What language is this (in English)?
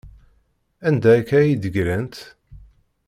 Kabyle